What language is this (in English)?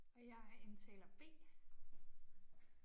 Danish